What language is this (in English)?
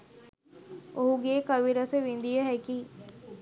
Sinhala